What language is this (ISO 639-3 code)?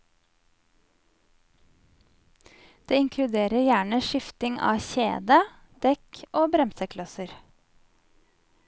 nor